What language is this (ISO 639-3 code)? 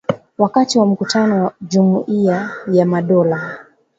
swa